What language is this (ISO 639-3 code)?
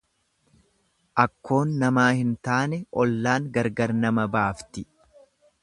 orm